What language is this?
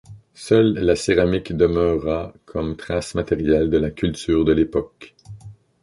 French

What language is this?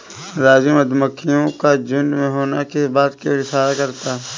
Hindi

